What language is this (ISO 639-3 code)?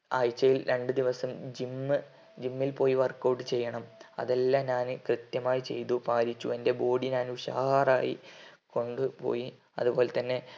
mal